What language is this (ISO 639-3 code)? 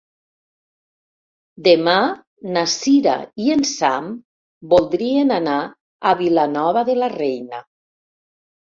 cat